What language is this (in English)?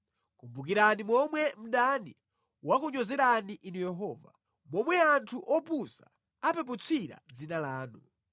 Nyanja